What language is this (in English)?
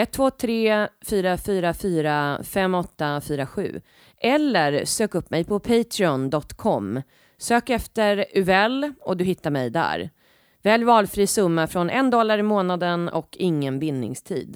Swedish